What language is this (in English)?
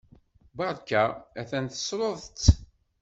Kabyle